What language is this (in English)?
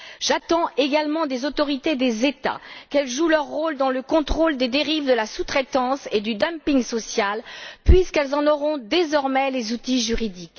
French